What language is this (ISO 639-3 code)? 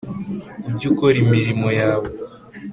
kin